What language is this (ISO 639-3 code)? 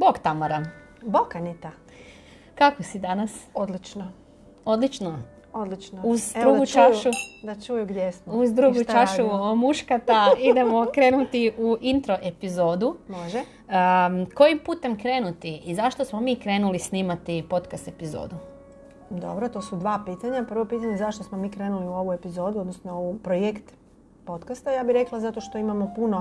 hrv